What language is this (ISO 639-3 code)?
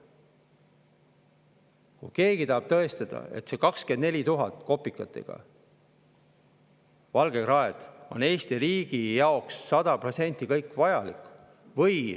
est